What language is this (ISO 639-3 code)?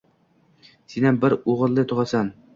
uzb